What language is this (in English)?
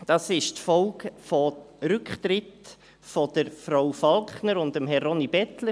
Swiss German